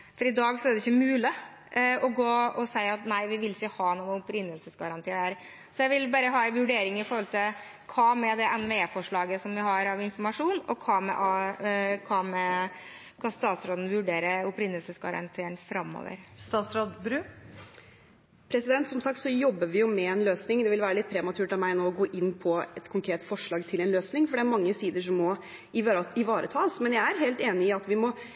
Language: Norwegian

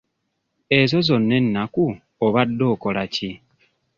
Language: Ganda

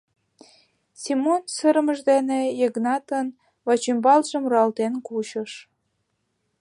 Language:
Mari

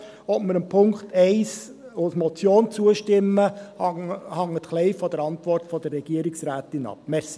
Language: Swiss German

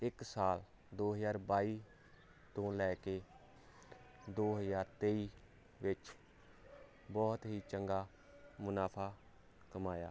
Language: Punjabi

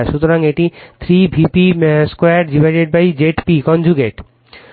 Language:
Bangla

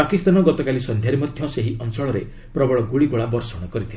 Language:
Odia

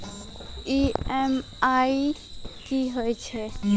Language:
Maithili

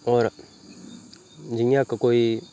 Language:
Dogri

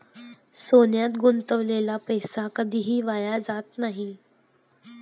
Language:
Marathi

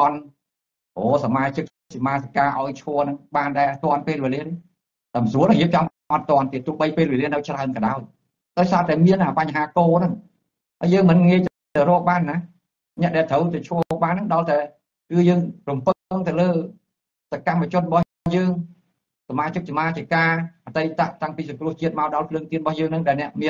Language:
Thai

